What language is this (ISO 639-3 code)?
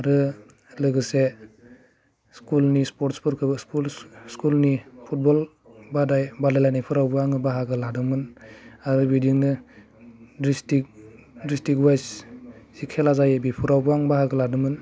brx